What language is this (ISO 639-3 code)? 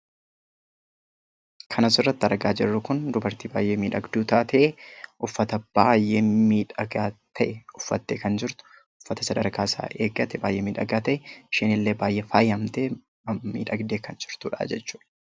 orm